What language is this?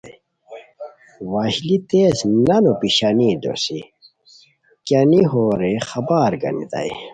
Khowar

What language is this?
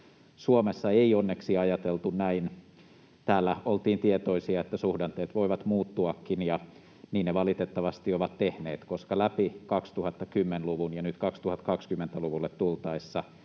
Finnish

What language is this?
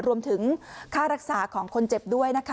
Thai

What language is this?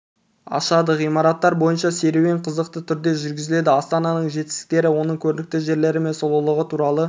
Kazakh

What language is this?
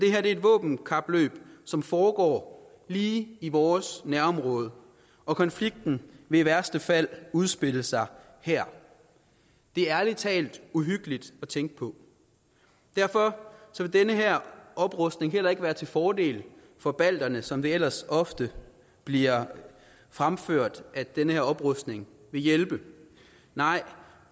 Danish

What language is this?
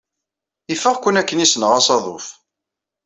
Kabyle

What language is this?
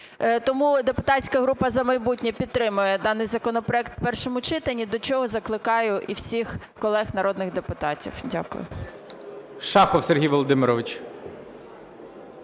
Ukrainian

